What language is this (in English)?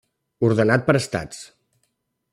Catalan